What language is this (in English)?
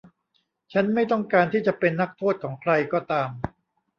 Thai